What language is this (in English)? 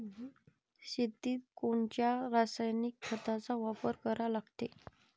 Marathi